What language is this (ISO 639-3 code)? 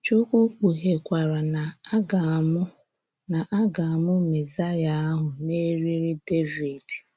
ibo